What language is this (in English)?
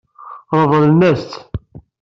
Kabyle